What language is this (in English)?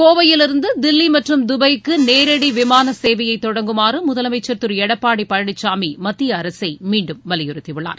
Tamil